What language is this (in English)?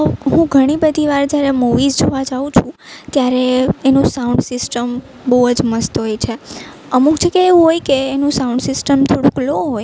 Gujarati